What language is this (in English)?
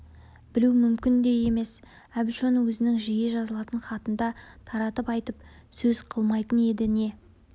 Kazakh